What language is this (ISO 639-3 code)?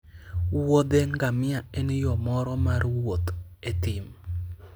luo